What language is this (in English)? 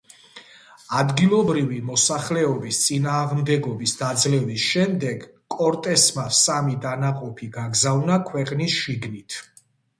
Georgian